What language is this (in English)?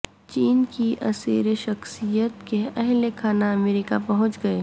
Urdu